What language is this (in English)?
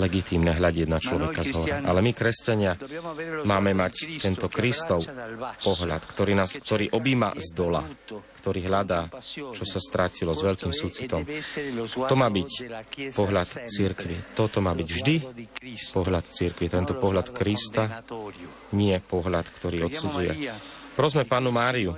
Slovak